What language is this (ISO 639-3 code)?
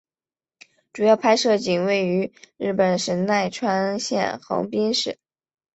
zho